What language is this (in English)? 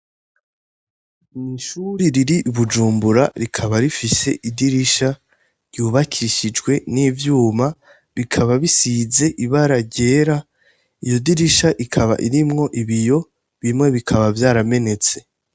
Rundi